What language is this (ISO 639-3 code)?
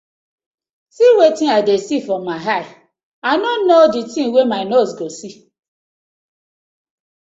pcm